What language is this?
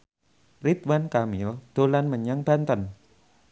Javanese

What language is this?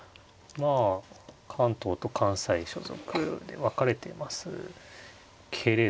Japanese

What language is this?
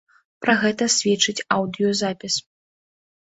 Belarusian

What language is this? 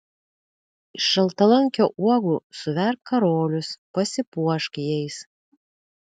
Lithuanian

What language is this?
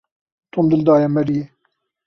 Kurdish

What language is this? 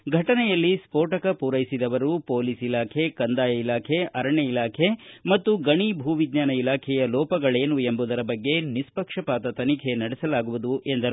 Kannada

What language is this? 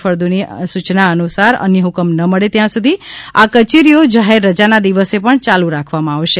Gujarati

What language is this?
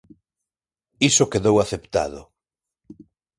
Galician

